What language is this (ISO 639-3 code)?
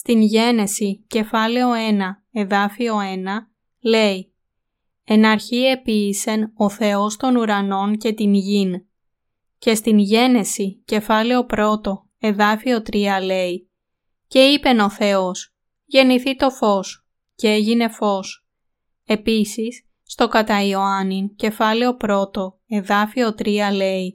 ell